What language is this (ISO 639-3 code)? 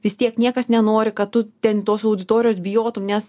lit